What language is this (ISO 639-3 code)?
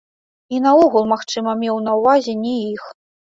bel